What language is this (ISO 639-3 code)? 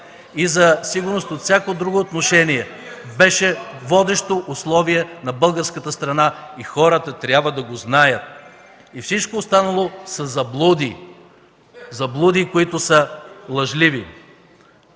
bul